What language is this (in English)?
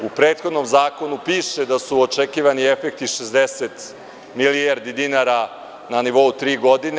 Serbian